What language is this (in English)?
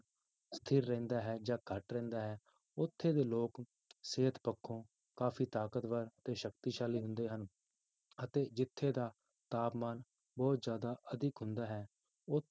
Punjabi